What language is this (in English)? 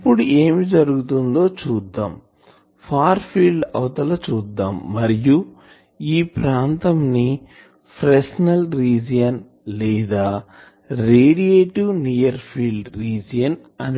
Telugu